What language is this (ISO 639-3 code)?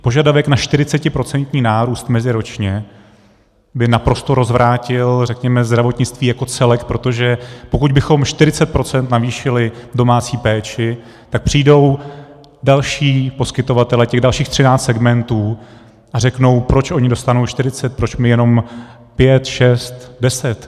ces